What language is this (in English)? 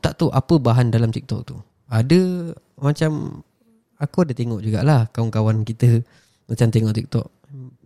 Malay